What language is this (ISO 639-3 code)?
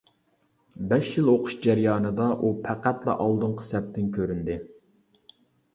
uig